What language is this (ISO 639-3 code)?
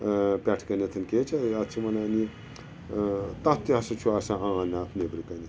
kas